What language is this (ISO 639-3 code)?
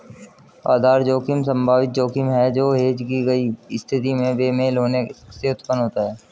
hin